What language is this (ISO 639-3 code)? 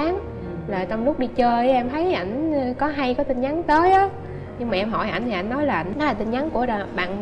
vie